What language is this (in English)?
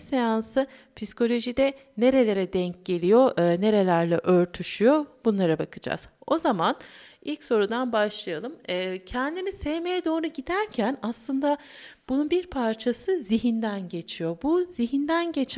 Turkish